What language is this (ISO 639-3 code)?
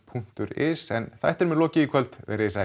isl